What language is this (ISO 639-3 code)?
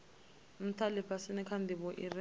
ven